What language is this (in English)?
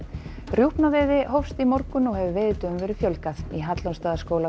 Icelandic